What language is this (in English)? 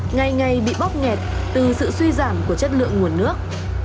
Vietnamese